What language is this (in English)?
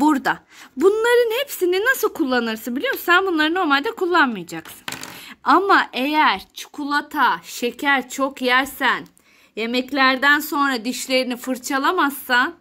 Turkish